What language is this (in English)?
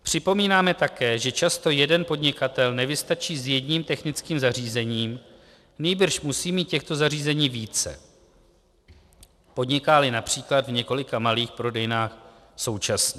Czech